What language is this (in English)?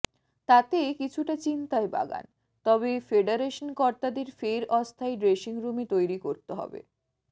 Bangla